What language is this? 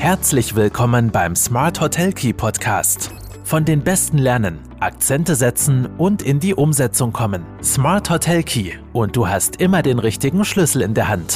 German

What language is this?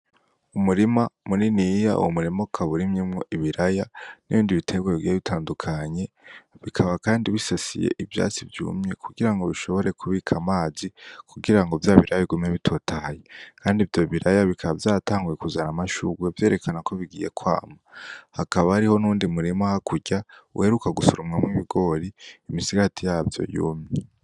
Rundi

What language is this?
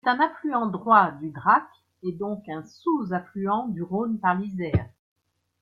French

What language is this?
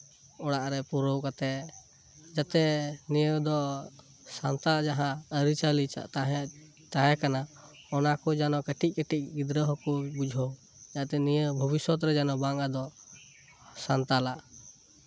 Santali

